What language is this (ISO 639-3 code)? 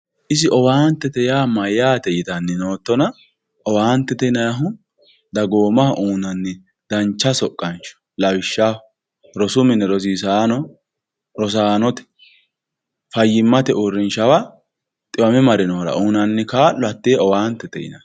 sid